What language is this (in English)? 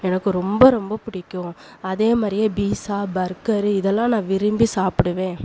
Tamil